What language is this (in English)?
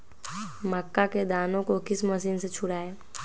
Magahi